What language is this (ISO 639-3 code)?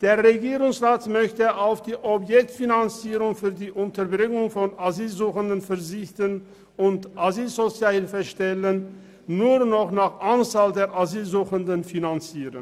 gsw